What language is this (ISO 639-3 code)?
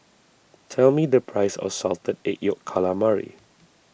eng